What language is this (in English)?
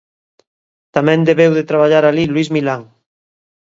Galician